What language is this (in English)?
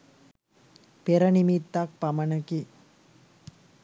Sinhala